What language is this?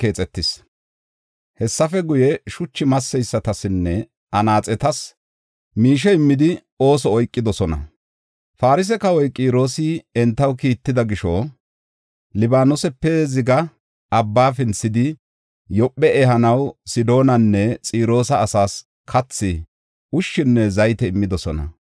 Gofa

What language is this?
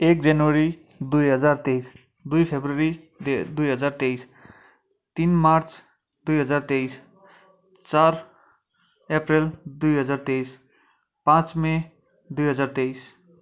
Nepali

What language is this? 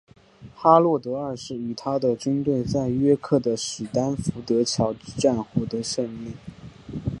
Chinese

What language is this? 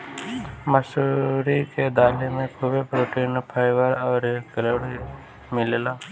Bhojpuri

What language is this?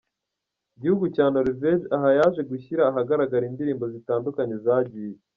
Kinyarwanda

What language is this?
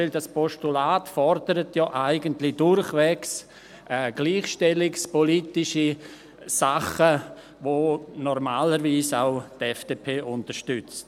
Swiss German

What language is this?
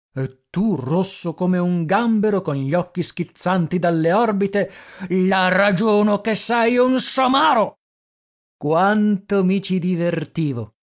Italian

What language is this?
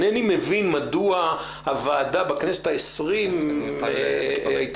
Hebrew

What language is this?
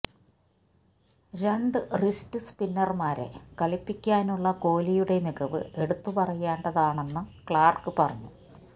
Malayalam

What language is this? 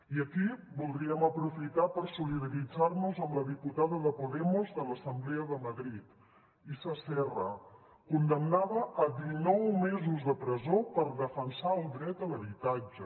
Catalan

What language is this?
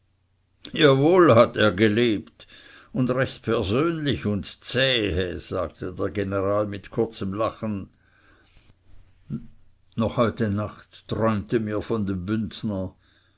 German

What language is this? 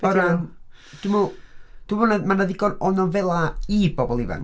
Welsh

